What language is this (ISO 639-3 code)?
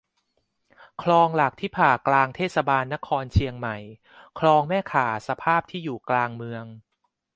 tha